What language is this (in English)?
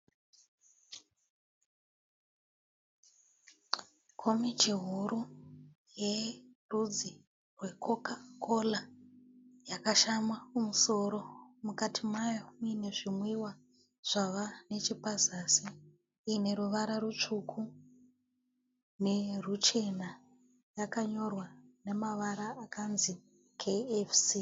Shona